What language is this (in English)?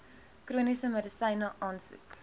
Afrikaans